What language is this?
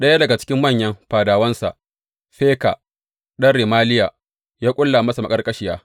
Hausa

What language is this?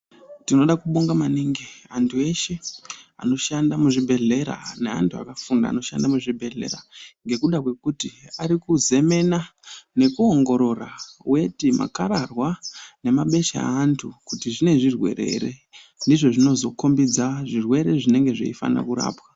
Ndau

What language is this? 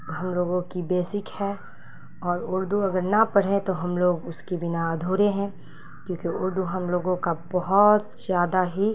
Urdu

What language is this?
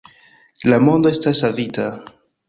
Esperanto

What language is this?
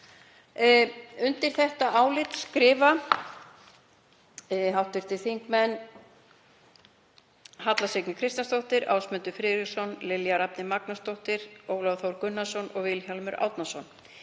Icelandic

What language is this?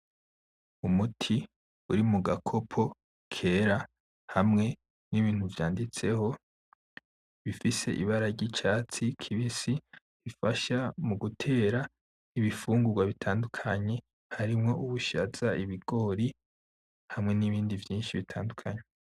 Rundi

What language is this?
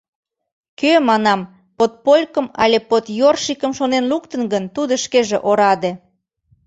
Mari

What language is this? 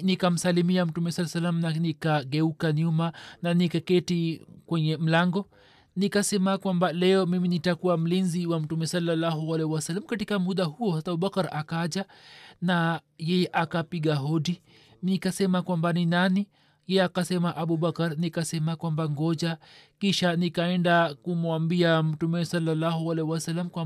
Swahili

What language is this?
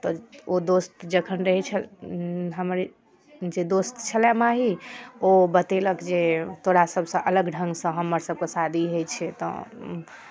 Maithili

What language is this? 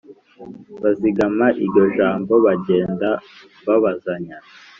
Kinyarwanda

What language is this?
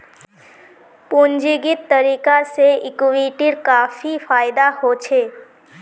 Magahi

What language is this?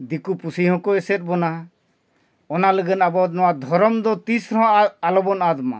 Santali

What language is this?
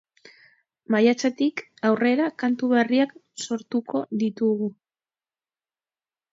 Basque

